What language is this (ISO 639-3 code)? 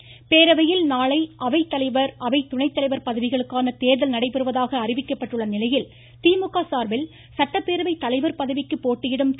tam